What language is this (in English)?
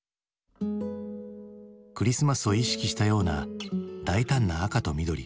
Japanese